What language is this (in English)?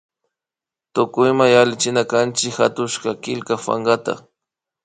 Imbabura Highland Quichua